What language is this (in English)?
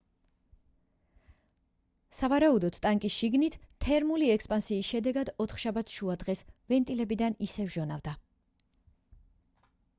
Georgian